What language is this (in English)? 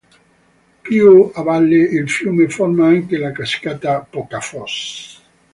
Italian